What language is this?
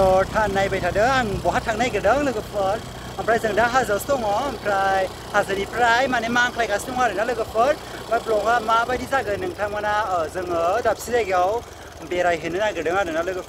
Thai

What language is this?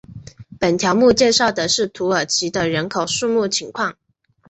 Chinese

